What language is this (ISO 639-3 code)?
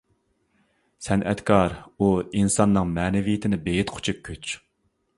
uig